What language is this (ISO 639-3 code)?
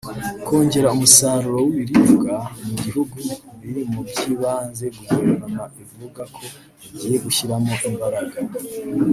kin